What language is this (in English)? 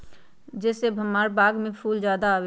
Magahi